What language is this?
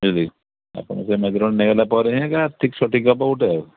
Odia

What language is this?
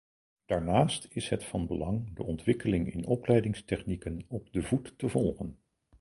Dutch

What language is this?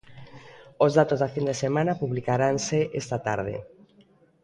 Galician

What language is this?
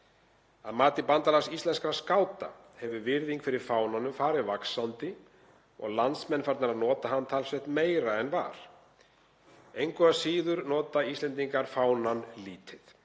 Icelandic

